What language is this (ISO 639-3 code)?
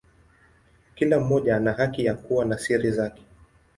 swa